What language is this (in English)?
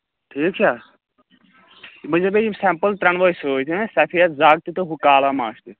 Kashmiri